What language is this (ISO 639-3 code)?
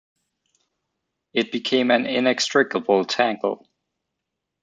eng